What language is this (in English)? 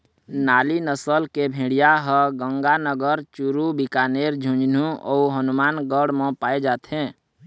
Chhattisgarhi